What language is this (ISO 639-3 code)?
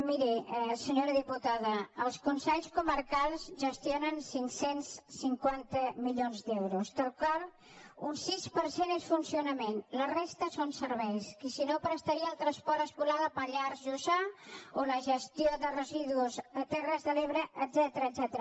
cat